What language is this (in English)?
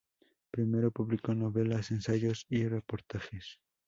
Spanish